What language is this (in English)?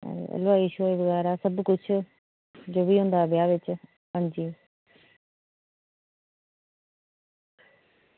Dogri